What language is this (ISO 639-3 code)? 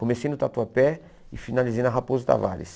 por